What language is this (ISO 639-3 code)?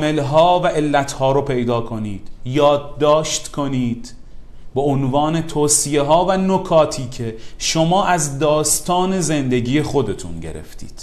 fas